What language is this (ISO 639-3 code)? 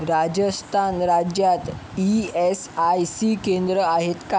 mar